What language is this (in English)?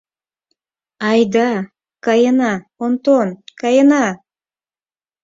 Mari